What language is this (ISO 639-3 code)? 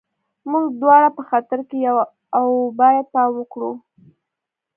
pus